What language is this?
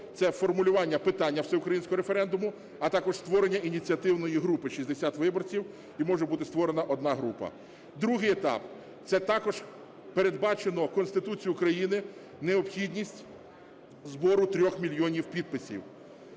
Ukrainian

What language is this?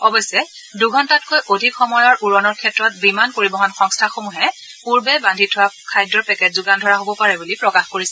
Assamese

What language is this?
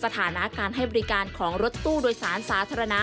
Thai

